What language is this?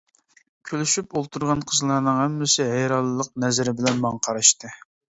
Uyghur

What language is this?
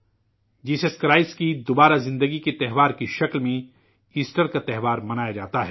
Urdu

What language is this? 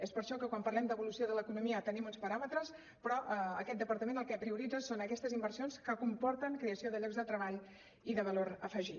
Catalan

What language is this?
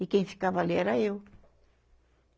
Portuguese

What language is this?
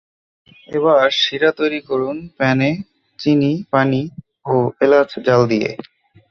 Bangla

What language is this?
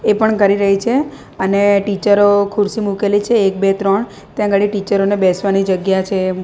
Gujarati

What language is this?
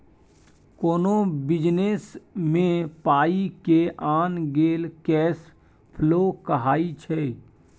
Maithili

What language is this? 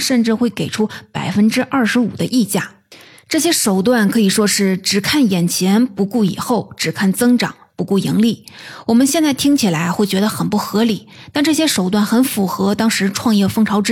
Chinese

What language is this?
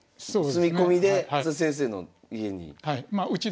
Japanese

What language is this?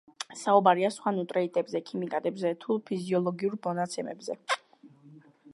Georgian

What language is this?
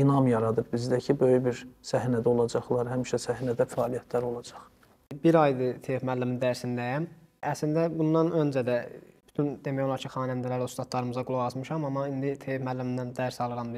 Turkish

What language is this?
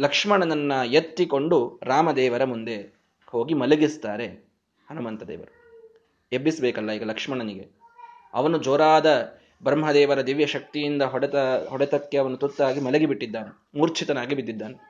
Kannada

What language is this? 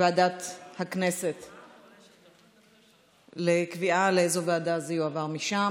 Hebrew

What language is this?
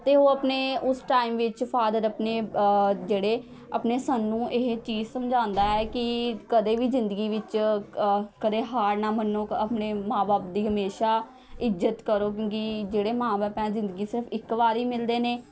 Punjabi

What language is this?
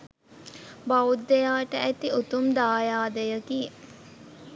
Sinhala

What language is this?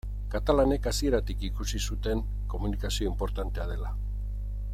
Basque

